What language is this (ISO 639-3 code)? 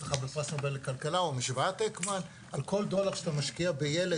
heb